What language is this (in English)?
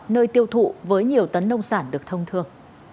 Vietnamese